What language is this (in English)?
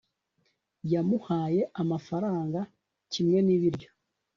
Kinyarwanda